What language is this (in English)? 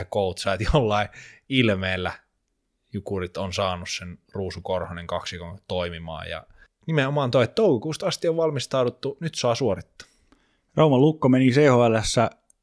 Finnish